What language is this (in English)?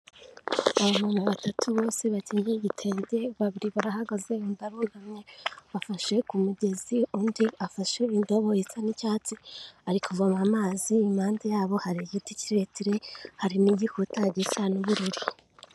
Kinyarwanda